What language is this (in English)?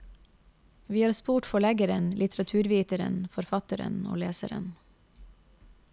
Norwegian